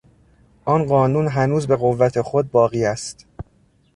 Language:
Persian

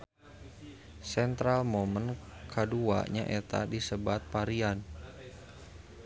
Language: Sundanese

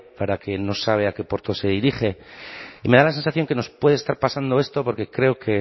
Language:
Spanish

